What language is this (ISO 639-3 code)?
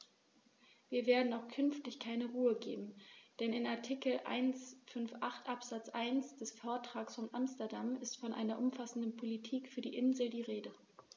deu